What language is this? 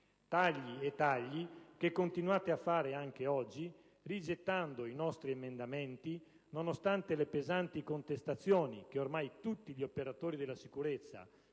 Italian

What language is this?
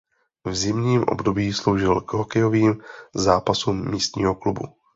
Czech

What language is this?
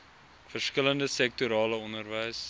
Afrikaans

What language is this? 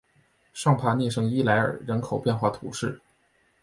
Chinese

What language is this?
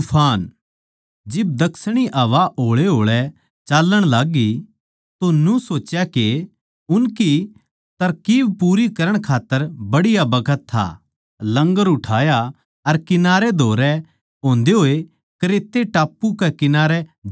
Haryanvi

